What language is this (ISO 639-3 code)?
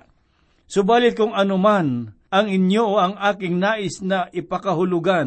fil